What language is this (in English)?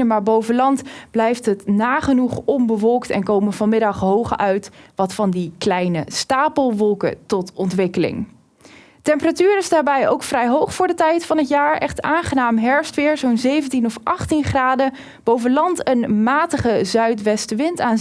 Dutch